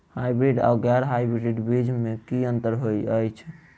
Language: Maithili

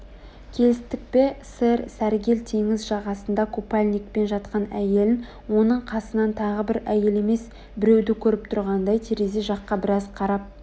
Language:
Kazakh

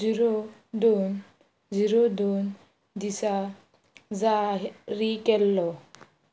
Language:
Konkani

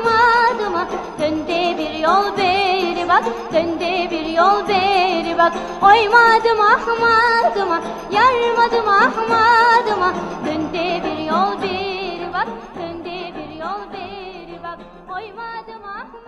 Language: Turkish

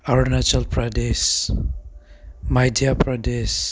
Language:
Manipuri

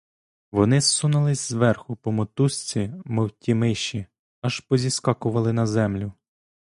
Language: Ukrainian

